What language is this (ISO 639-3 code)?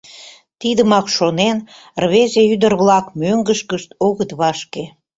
chm